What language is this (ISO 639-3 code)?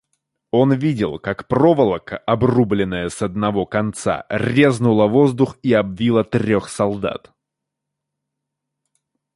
rus